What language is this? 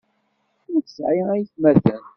Kabyle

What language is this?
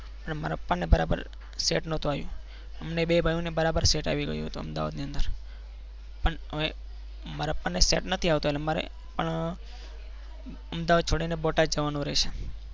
Gujarati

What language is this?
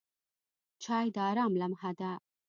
Pashto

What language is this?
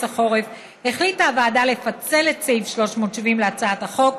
Hebrew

